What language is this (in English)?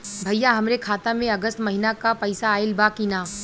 Bhojpuri